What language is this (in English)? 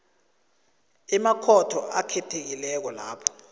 South Ndebele